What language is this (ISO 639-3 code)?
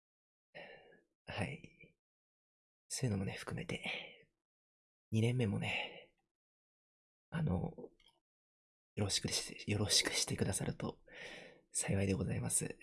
jpn